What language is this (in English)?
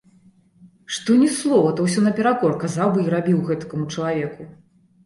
Belarusian